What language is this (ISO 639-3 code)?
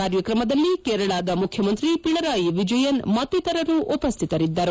kan